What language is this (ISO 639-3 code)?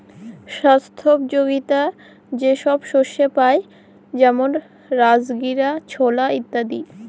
ben